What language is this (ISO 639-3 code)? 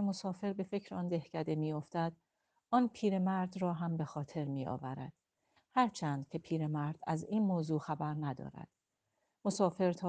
fas